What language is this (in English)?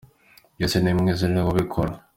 Kinyarwanda